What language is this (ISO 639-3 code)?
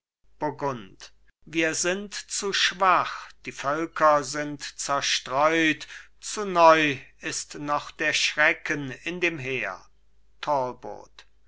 deu